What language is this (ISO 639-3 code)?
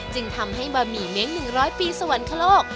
tha